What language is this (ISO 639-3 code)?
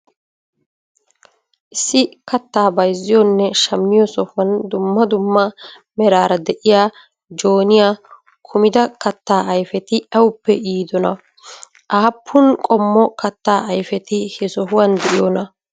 wal